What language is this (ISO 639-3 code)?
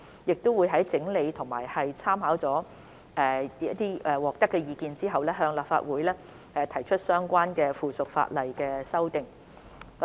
yue